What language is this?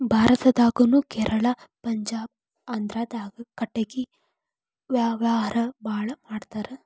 Kannada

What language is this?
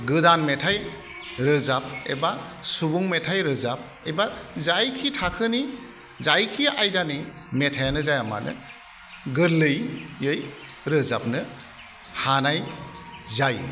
Bodo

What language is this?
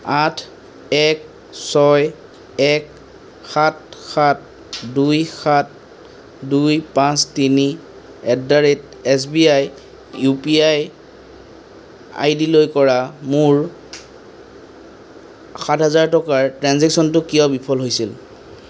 Assamese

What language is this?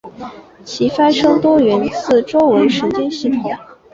Chinese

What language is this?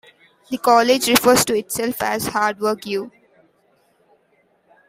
English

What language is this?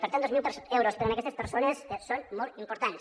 Catalan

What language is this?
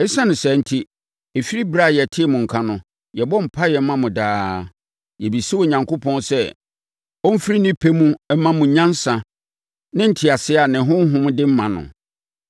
Akan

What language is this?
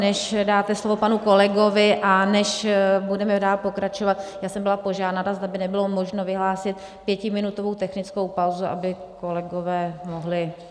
Czech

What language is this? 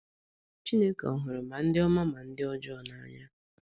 Igbo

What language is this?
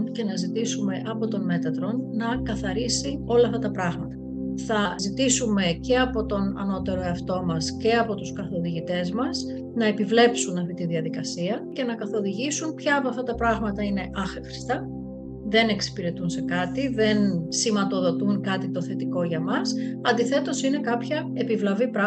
Greek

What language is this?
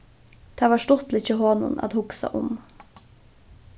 Faroese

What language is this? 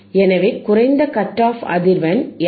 Tamil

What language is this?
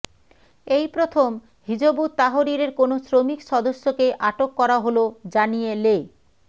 Bangla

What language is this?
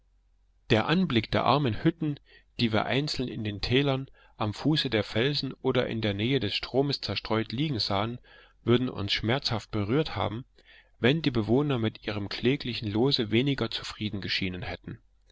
German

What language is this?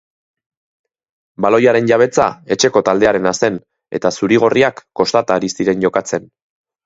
Basque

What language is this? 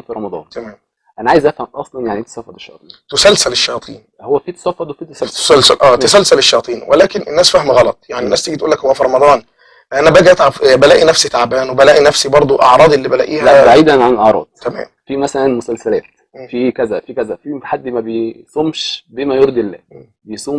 Arabic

